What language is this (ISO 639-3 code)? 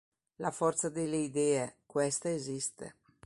ita